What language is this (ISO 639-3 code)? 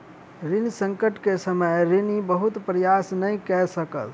mai